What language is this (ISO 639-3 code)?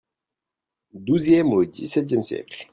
fra